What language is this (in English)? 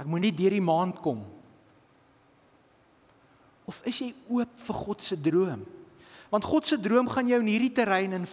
Dutch